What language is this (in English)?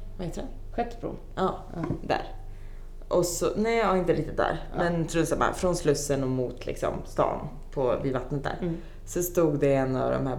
Swedish